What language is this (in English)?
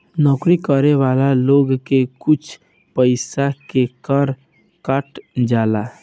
Bhojpuri